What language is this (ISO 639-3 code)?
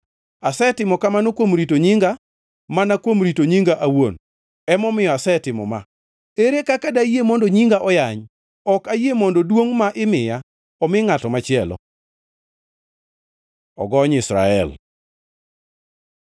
luo